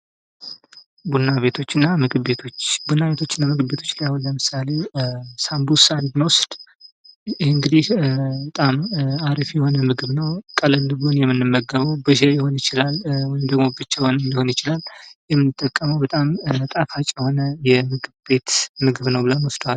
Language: Amharic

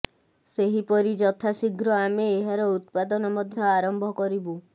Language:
Odia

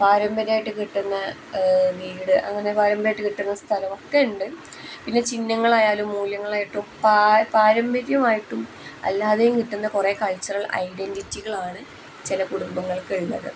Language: Malayalam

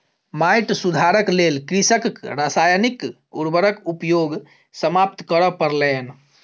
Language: Maithili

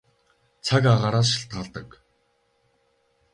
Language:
Mongolian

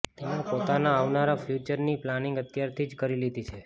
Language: Gujarati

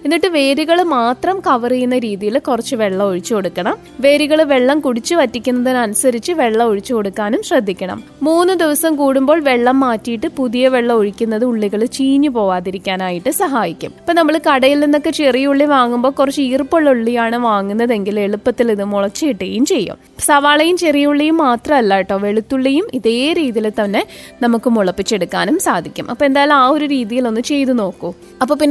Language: Malayalam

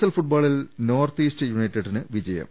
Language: Malayalam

